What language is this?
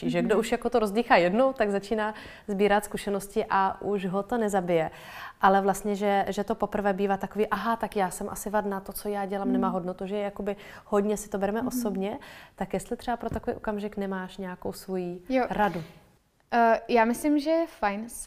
Czech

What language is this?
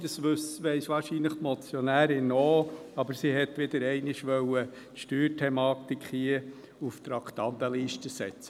Swiss German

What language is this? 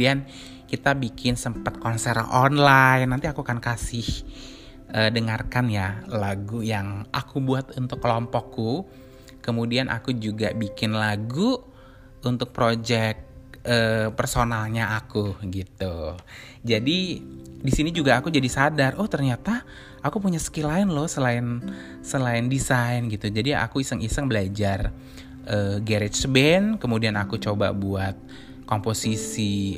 Indonesian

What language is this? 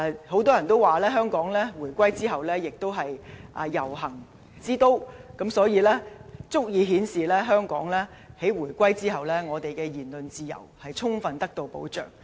Cantonese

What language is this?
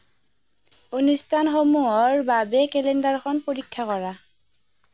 Assamese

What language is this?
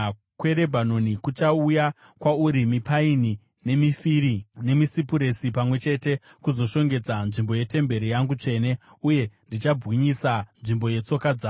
Shona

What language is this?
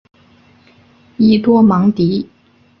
Chinese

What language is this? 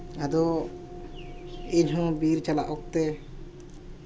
Santali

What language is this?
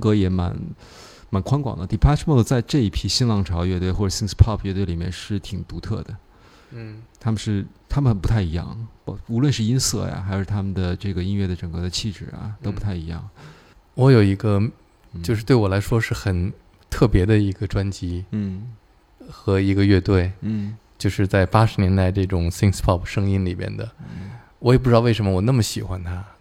Chinese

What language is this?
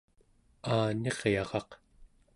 Central Yupik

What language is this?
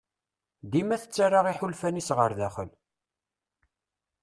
Kabyle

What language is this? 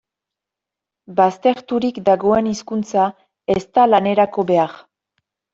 Basque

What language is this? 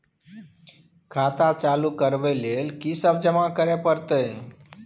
Maithili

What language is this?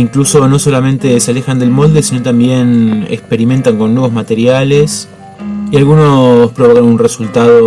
Spanish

